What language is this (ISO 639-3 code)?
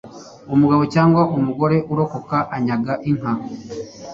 kin